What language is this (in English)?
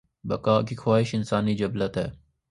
Urdu